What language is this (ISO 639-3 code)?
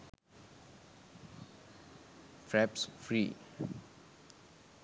sin